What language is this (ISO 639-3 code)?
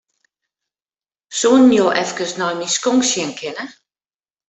fry